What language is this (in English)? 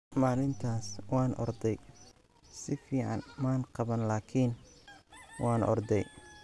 Somali